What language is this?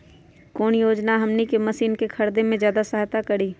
Magahi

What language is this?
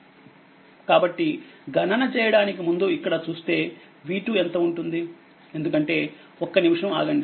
Telugu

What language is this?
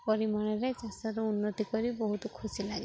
Odia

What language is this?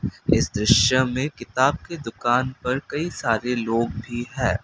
Hindi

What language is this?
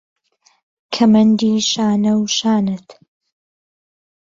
Central Kurdish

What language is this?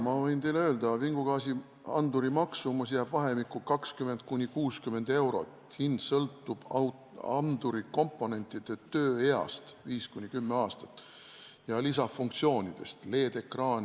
Estonian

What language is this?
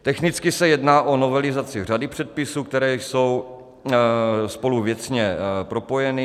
Czech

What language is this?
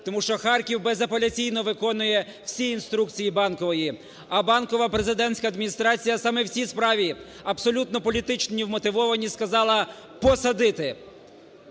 Ukrainian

